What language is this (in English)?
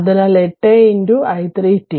Malayalam